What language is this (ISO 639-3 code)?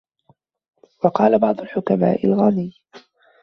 ara